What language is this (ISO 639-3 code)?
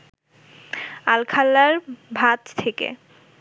ben